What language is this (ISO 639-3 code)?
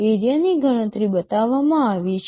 guj